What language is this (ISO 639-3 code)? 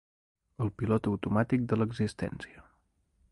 cat